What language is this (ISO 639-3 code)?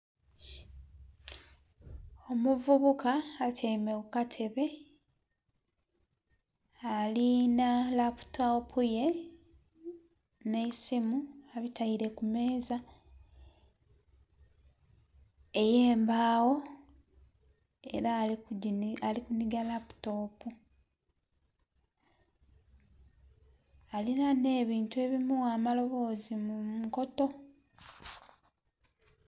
xog